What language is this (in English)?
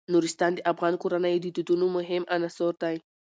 Pashto